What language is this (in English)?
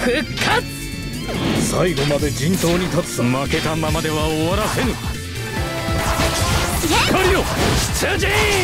Japanese